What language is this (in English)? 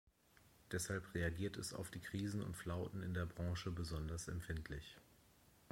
German